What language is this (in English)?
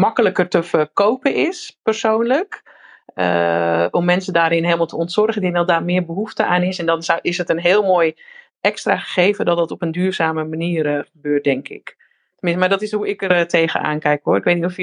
Dutch